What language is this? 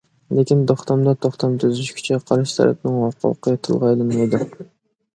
Uyghur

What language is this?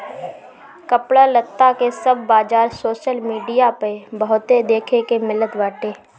Bhojpuri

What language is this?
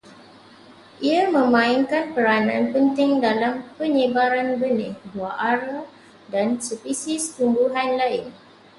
Malay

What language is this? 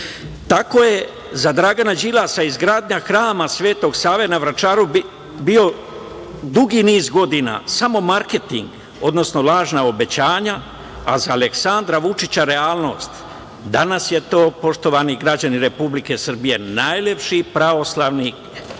Serbian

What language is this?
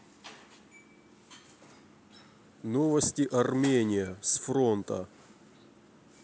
Russian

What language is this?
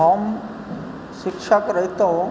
Maithili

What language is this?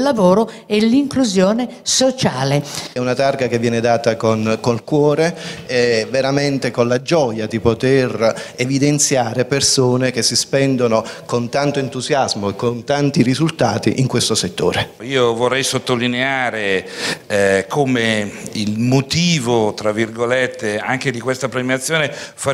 Italian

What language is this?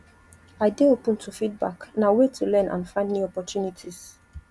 Nigerian Pidgin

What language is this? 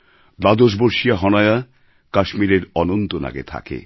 Bangla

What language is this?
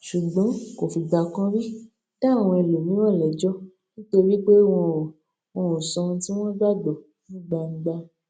Yoruba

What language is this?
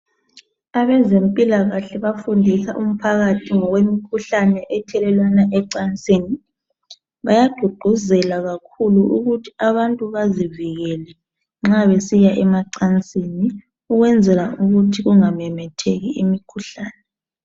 North Ndebele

